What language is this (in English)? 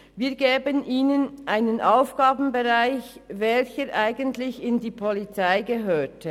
Swiss German